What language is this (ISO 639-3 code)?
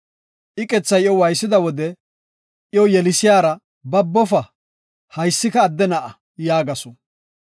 gof